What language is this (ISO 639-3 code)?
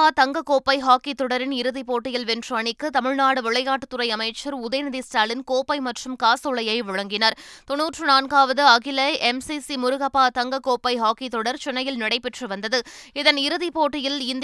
tam